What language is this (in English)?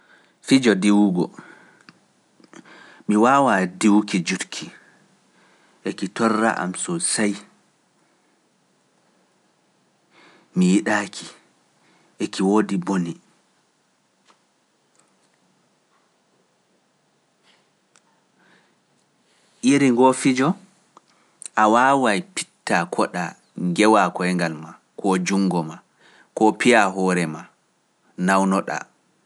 Pular